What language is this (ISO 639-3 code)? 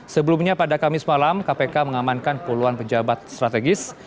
ind